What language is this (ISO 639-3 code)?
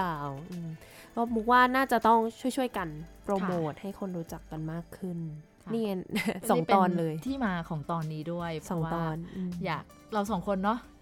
tha